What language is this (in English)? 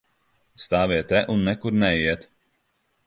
Latvian